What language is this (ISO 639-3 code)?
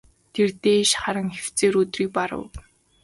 mon